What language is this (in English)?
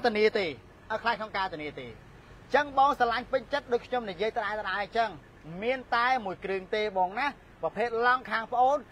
Thai